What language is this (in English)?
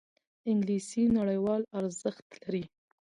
Pashto